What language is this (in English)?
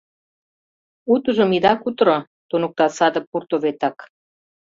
Mari